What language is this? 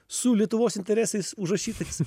Lithuanian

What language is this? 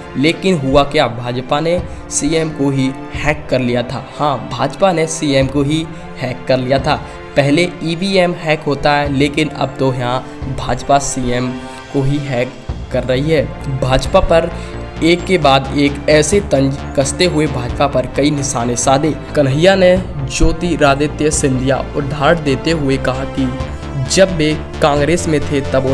Hindi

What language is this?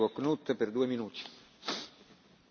German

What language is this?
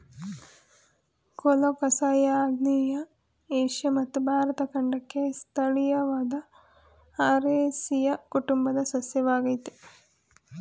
Kannada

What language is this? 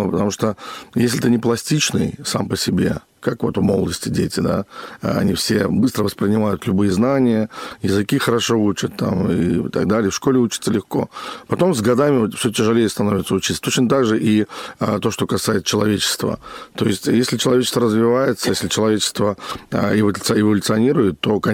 Russian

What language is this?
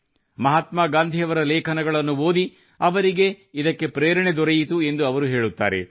Kannada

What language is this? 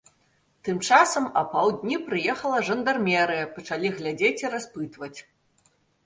Belarusian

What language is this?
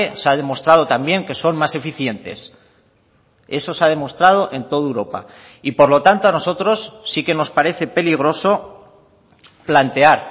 Spanish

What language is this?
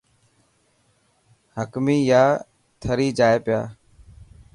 Dhatki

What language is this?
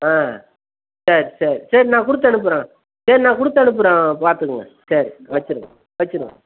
Tamil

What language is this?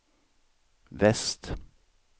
Swedish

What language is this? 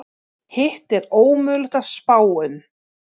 Icelandic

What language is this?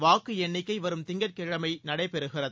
Tamil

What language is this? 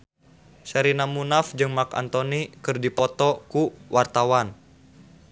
Sundanese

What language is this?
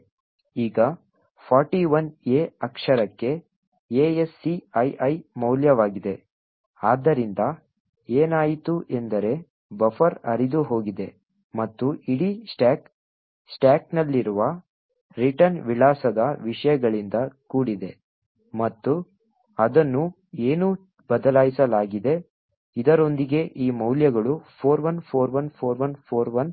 Kannada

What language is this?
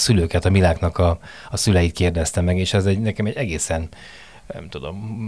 Hungarian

